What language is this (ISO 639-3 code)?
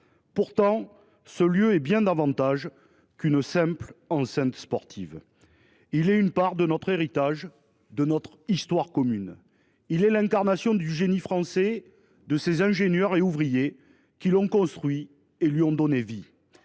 fra